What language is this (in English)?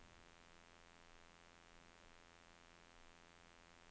Norwegian